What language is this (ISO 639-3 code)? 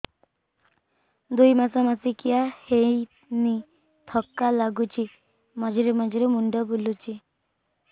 ori